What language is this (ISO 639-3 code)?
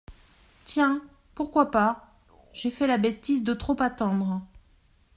fra